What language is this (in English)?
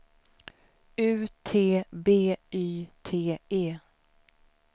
Swedish